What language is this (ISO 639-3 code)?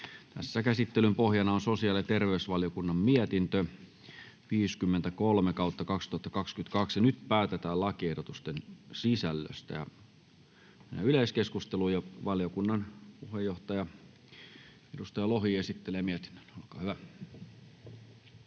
fin